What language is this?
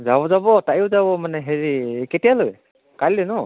Assamese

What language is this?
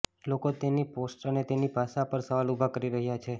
Gujarati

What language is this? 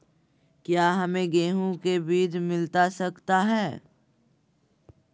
Magahi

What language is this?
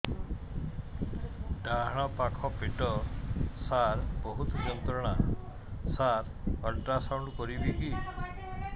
Odia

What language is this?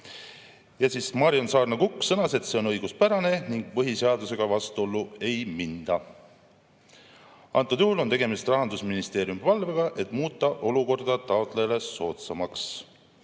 Estonian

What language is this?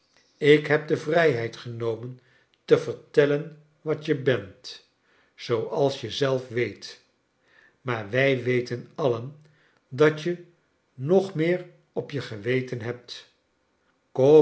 Dutch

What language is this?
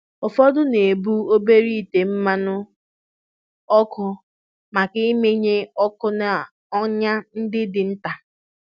Igbo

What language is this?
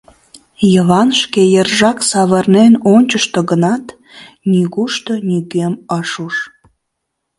Mari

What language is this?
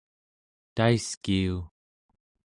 Central Yupik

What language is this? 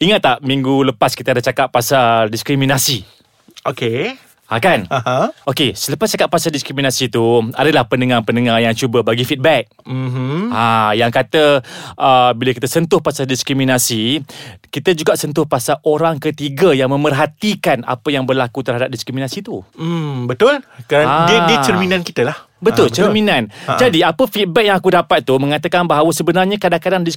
Malay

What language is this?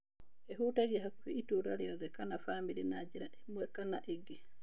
Kikuyu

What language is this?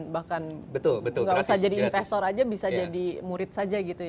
Indonesian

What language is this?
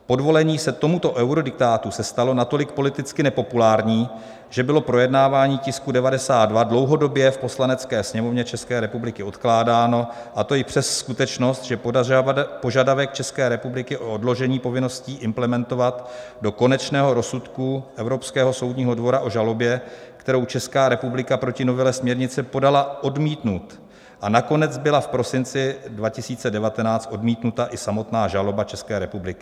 Czech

